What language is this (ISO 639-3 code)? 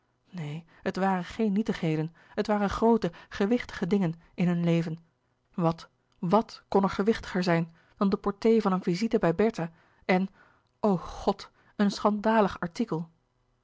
nld